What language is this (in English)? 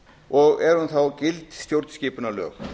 Icelandic